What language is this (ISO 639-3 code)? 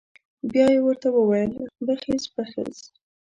pus